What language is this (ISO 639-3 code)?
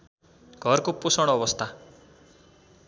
nep